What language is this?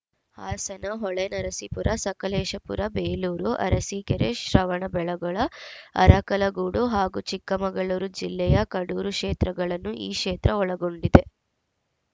Kannada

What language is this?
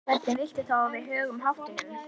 Icelandic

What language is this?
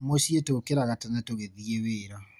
Kikuyu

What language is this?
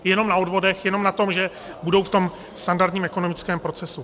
Czech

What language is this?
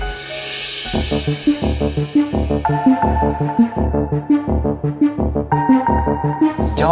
Indonesian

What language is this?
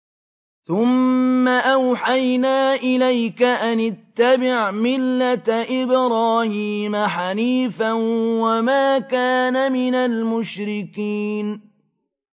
Arabic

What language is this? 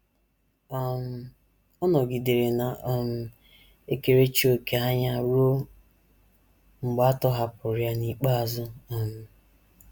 Igbo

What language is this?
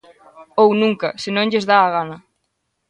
Galician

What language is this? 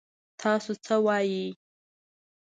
Pashto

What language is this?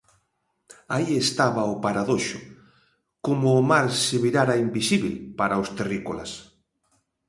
Galician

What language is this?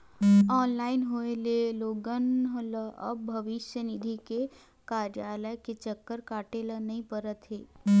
Chhattisgarhi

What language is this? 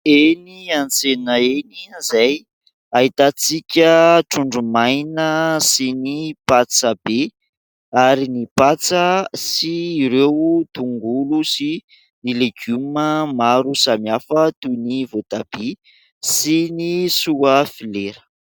Malagasy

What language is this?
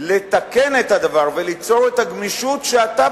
Hebrew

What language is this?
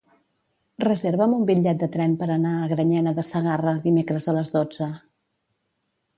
Catalan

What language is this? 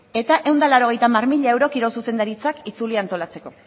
Basque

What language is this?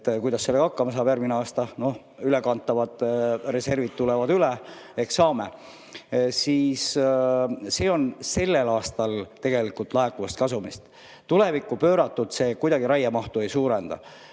Estonian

